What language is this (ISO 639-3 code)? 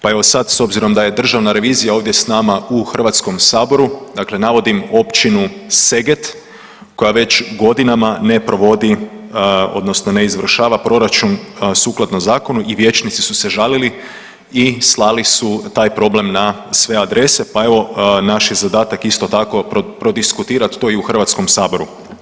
hrv